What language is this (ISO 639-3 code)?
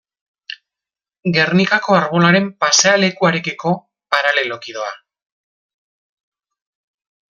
eus